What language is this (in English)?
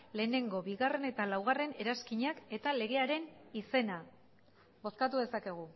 Basque